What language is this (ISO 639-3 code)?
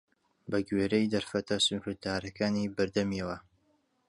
ckb